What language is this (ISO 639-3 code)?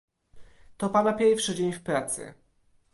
pol